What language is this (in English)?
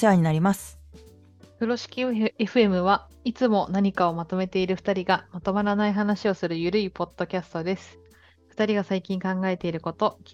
Japanese